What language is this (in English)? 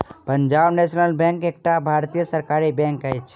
Maithili